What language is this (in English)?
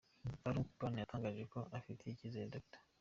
Kinyarwanda